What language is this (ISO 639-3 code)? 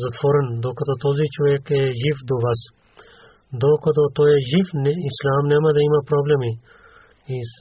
bul